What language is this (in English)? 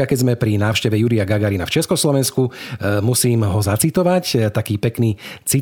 Slovak